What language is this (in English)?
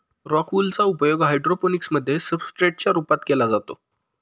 Marathi